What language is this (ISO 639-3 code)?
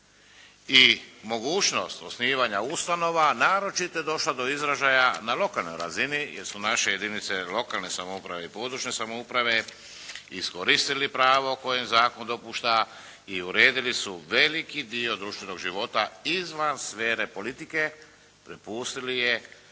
hrv